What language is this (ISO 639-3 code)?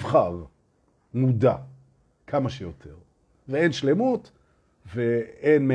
heb